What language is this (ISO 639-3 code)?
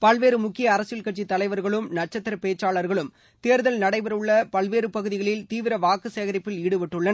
tam